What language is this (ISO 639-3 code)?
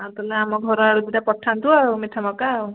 ori